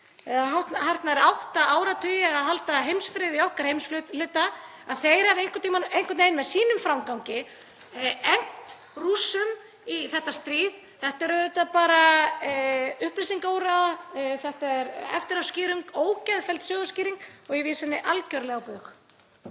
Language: Icelandic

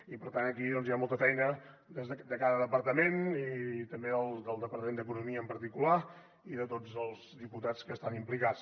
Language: Catalan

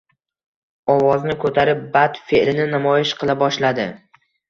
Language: Uzbek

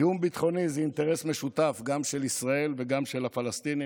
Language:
Hebrew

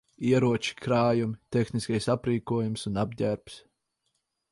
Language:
Latvian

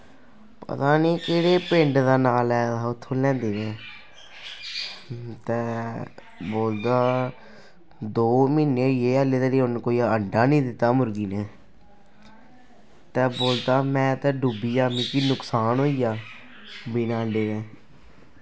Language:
Dogri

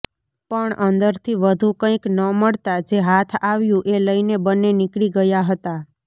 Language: Gujarati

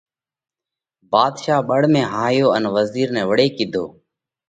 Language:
Parkari Koli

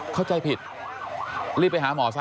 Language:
Thai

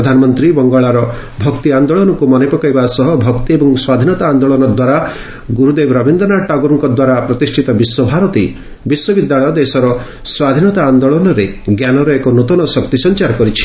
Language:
Odia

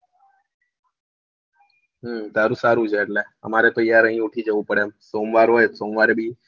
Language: Gujarati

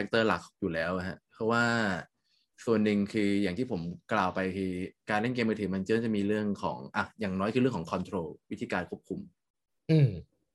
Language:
Thai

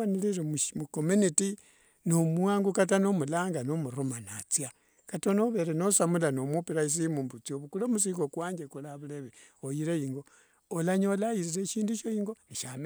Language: Wanga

